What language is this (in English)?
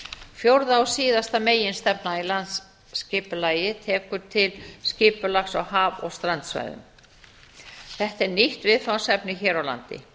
Icelandic